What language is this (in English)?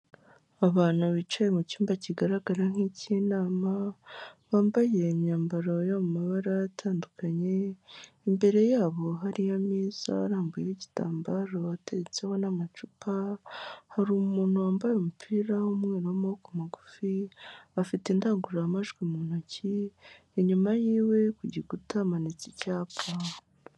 Kinyarwanda